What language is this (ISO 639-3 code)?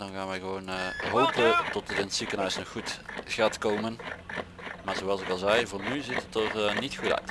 nld